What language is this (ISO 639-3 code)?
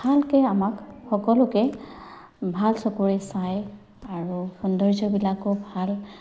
asm